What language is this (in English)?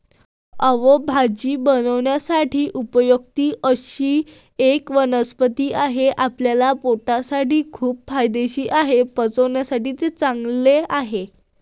Marathi